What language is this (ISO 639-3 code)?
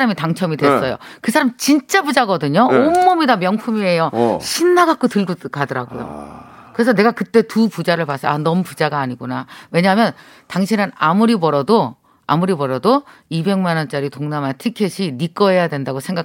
kor